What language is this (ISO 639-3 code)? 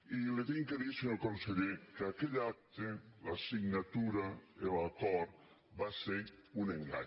cat